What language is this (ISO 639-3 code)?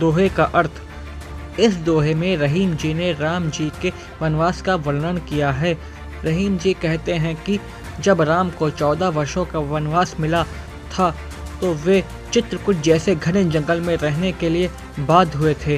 hin